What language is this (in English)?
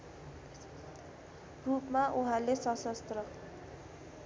Nepali